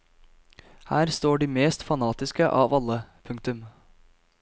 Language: Norwegian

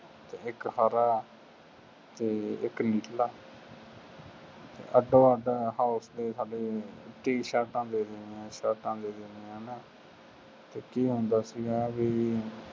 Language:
Punjabi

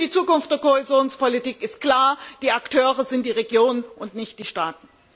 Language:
German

